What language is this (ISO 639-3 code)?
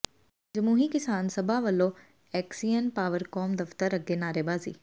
pan